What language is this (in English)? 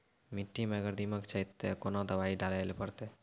Maithili